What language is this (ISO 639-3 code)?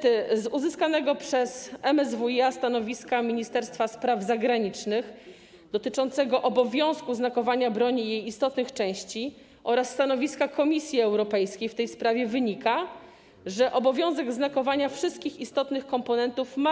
pol